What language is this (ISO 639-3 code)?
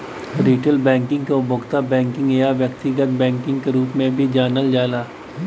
bho